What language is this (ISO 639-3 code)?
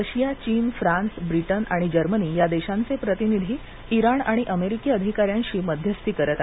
mar